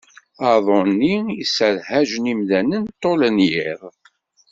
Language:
Kabyle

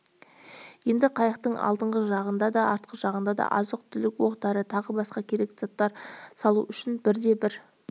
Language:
Kazakh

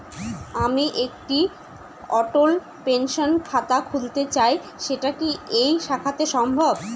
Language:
Bangla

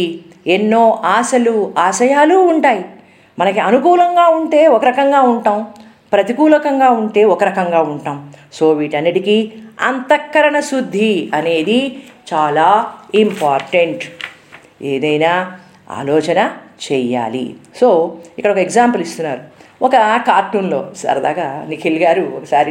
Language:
Telugu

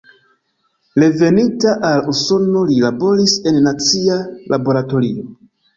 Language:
Esperanto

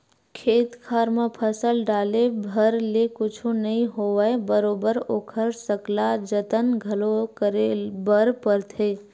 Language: Chhattisgarhi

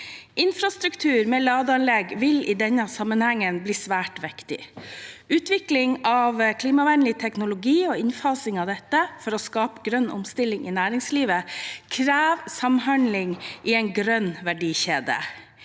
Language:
Norwegian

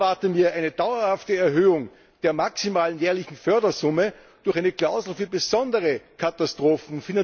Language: German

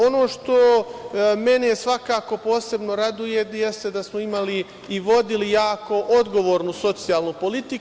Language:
Serbian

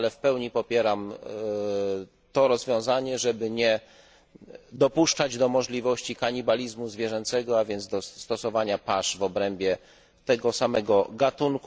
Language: Polish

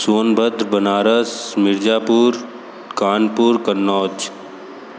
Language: Hindi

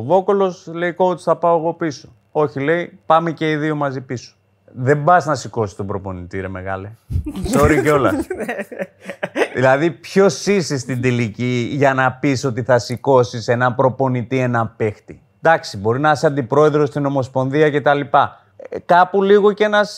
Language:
Greek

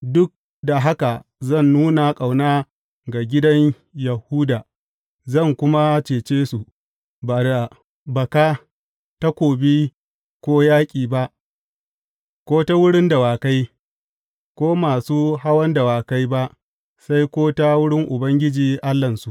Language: Hausa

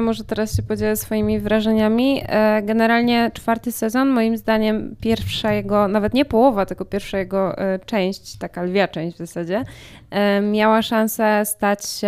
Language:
Polish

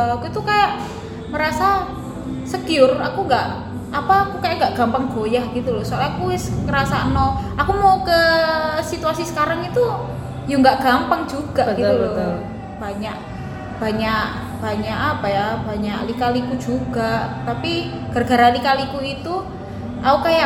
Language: Indonesian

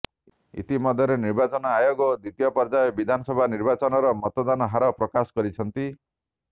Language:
Odia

